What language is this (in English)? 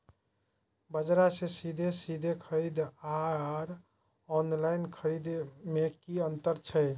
Maithili